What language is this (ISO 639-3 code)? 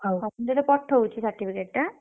ori